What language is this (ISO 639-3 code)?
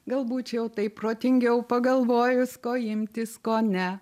lit